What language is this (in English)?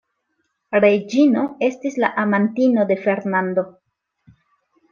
Esperanto